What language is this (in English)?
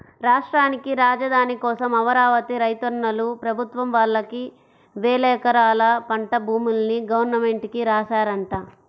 Telugu